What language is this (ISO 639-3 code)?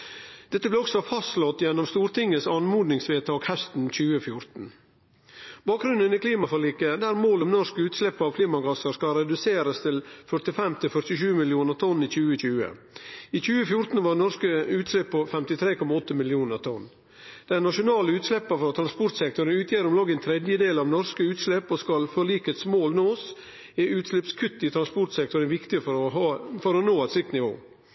nno